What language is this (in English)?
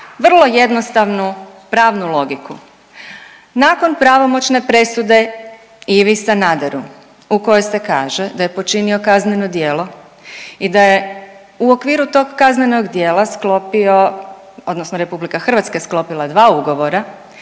Croatian